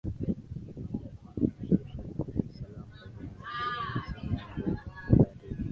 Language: Swahili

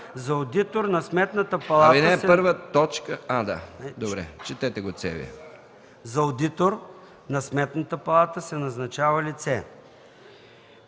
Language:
Bulgarian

